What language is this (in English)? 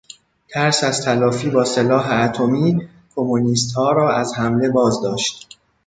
Persian